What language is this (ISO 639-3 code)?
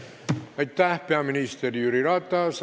est